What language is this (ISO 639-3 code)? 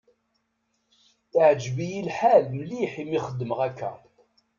kab